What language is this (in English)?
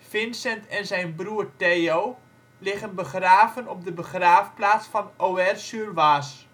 Dutch